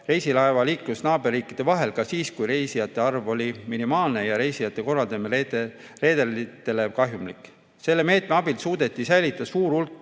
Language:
Estonian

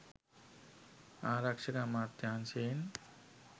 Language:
Sinhala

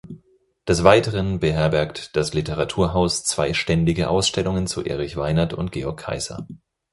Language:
German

